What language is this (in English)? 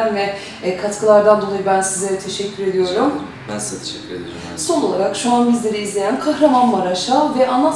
Turkish